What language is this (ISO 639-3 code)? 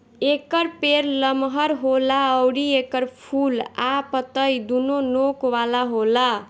bho